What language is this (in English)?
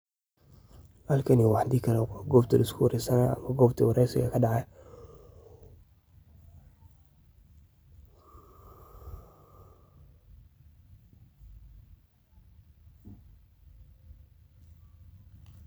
Somali